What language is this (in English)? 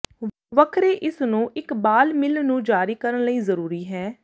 Punjabi